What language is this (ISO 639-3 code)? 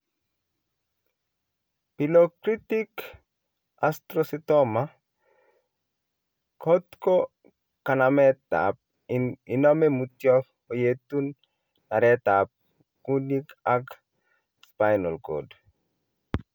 kln